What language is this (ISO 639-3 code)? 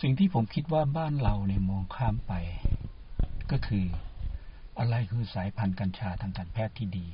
tha